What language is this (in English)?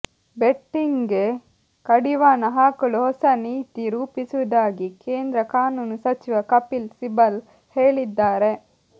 Kannada